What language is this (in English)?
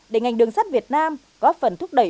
Vietnamese